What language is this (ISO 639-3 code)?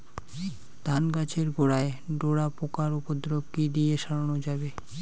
ben